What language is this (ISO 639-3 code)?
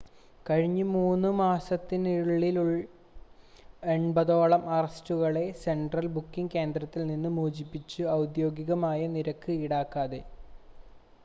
mal